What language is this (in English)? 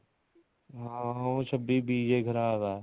Punjabi